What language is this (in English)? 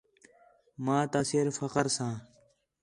Khetrani